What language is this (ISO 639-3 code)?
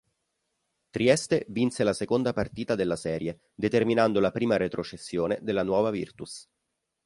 ita